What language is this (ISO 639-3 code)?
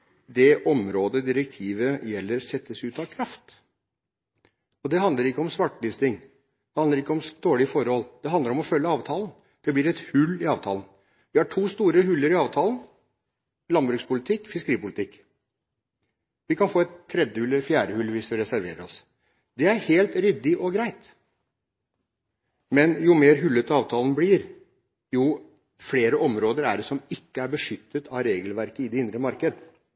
nob